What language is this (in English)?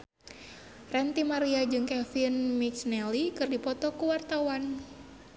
Sundanese